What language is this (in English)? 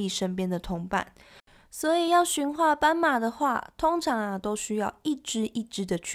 Chinese